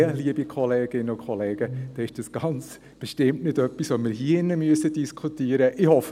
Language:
Swiss German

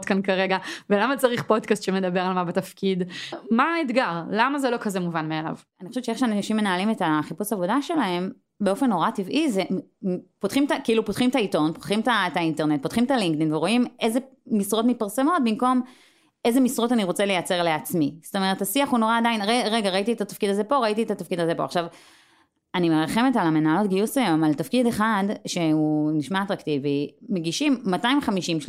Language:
Hebrew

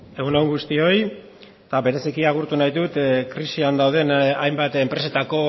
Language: Basque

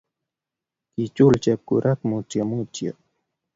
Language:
Kalenjin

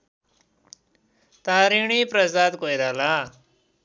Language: Nepali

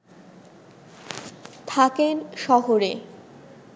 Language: Bangla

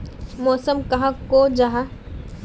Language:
Magahi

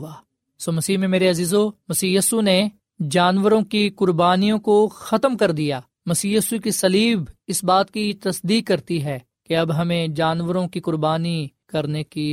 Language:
Urdu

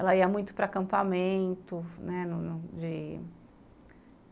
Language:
Portuguese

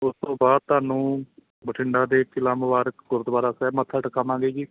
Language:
Punjabi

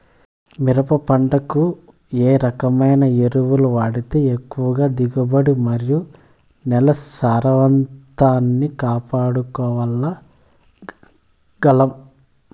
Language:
Telugu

